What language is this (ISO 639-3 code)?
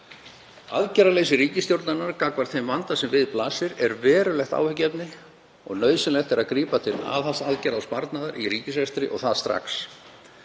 isl